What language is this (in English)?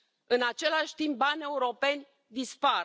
Romanian